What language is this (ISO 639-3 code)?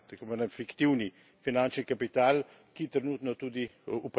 slv